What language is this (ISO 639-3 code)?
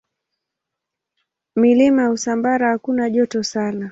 swa